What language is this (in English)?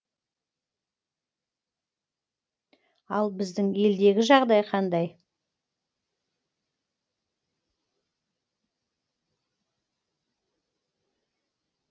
Kazakh